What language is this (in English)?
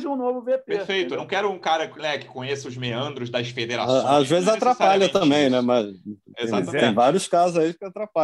Portuguese